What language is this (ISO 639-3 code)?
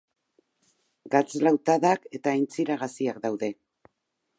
eus